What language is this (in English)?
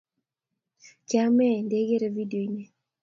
Kalenjin